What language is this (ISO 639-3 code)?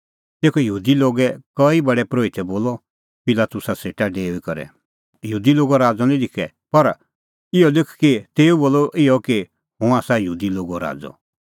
kfx